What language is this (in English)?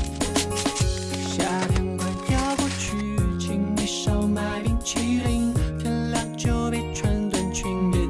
Chinese